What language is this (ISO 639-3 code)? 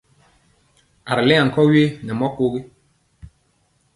mcx